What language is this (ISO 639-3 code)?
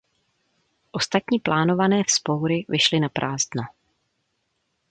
ces